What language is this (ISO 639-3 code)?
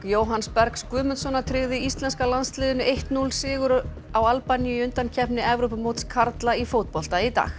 isl